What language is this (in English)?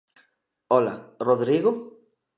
Galician